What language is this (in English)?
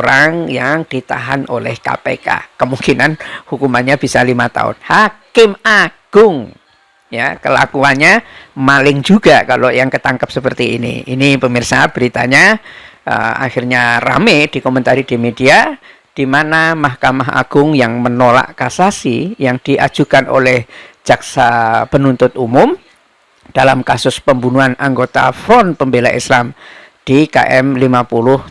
Indonesian